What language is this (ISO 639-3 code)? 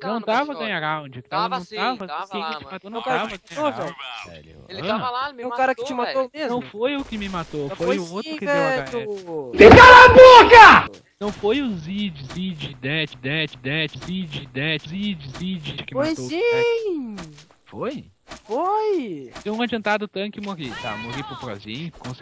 por